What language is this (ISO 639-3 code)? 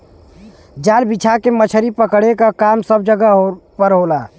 bho